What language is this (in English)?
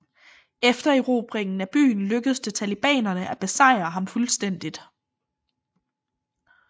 Danish